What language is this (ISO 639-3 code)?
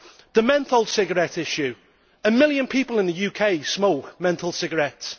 eng